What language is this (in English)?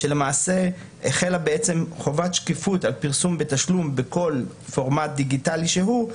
Hebrew